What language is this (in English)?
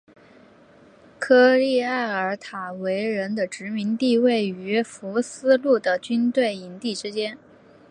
Chinese